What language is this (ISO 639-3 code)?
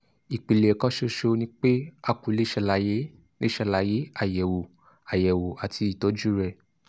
yor